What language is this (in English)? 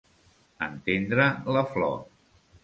Catalan